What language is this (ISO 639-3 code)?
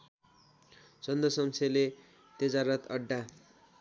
nep